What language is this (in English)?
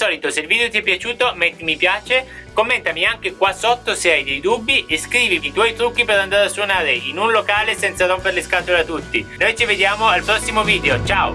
Italian